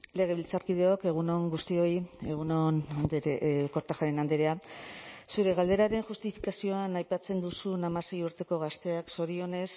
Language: Basque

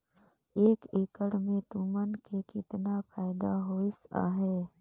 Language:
Chhattisgarhi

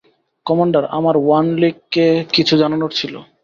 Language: Bangla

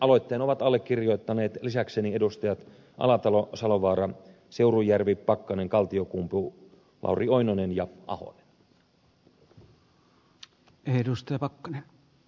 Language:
Finnish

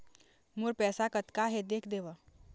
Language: Chhattisgarhi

